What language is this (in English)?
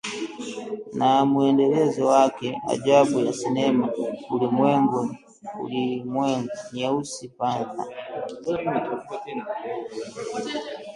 Swahili